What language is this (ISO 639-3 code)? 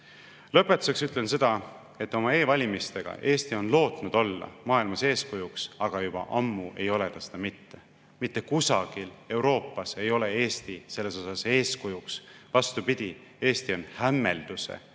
est